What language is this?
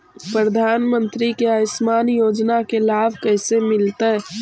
Magahi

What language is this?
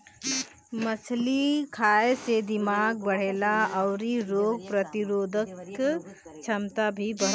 Bhojpuri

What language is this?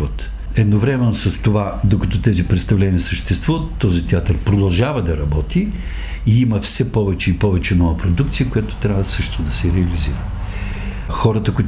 Bulgarian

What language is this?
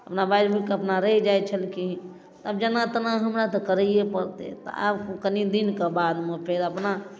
Maithili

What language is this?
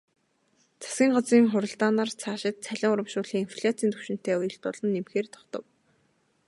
Mongolian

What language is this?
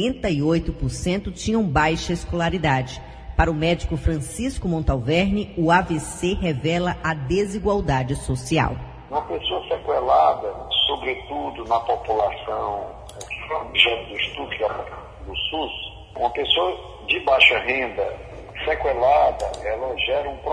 Portuguese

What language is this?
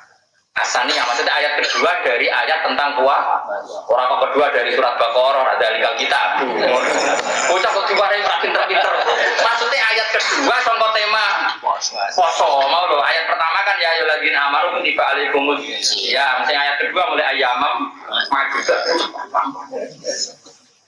Indonesian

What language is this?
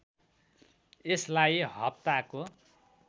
Nepali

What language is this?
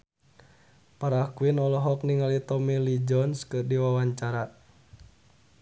Sundanese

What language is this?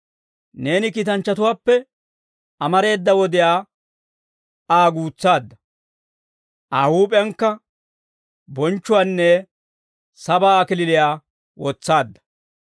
Dawro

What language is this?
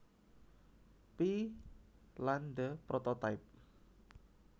Javanese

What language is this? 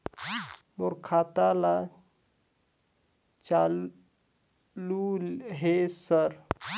Chhattisgarhi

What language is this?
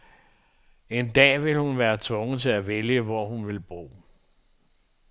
Danish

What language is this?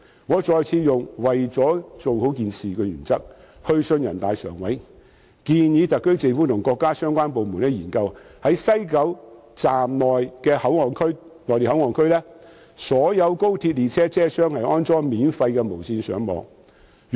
Cantonese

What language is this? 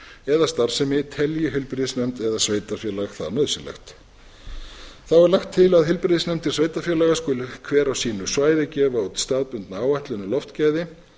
Icelandic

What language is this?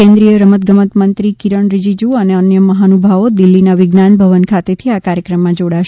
Gujarati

